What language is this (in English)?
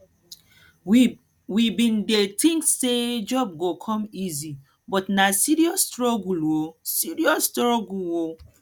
Nigerian Pidgin